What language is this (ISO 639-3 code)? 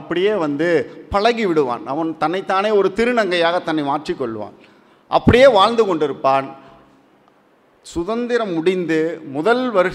tam